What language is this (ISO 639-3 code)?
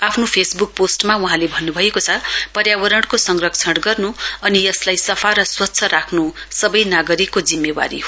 nep